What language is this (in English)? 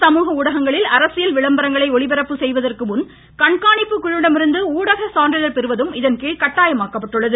Tamil